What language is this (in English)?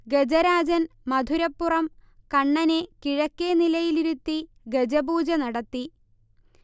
Malayalam